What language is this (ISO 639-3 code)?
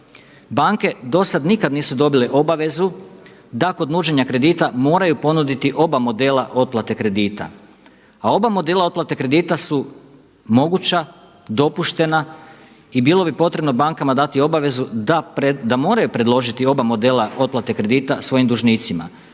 hrv